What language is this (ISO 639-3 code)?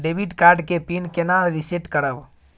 mai